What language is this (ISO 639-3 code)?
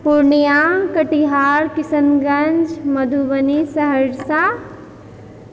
mai